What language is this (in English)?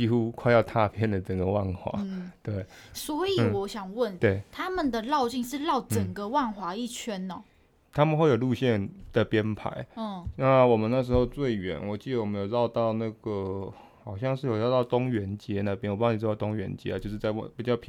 Chinese